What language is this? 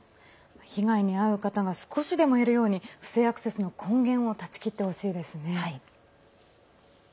Japanese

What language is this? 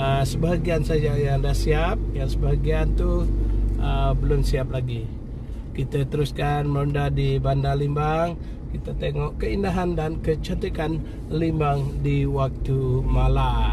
Malay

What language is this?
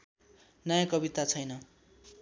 Nepali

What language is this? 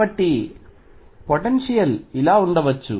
Telugu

